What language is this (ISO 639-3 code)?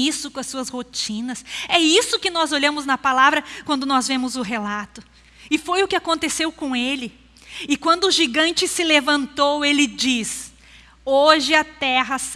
por